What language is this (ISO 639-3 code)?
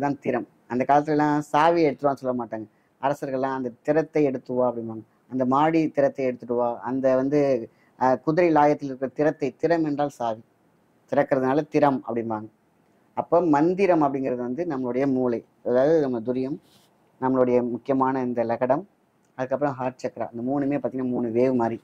tam